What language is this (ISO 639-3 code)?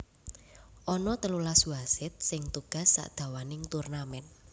jav